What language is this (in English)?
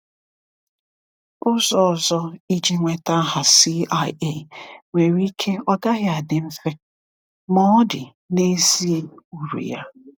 Igbo